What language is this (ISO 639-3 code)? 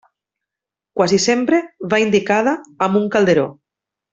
cat